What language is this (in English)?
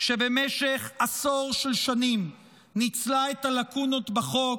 Hebrew